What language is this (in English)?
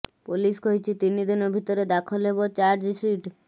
Odia